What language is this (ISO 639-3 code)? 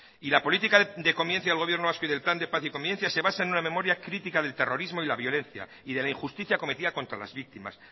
spa